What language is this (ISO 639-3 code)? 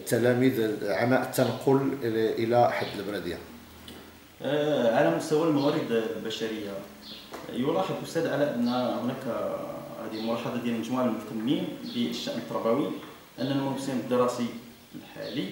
ara